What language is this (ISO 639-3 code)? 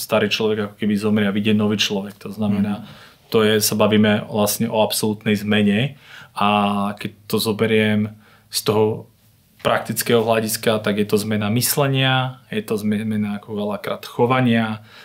slk